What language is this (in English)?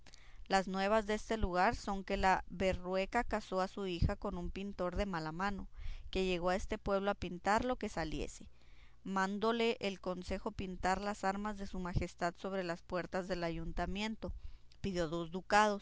Spanish